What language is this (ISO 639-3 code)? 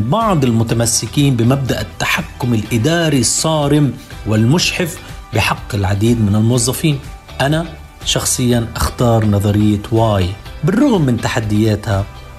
ara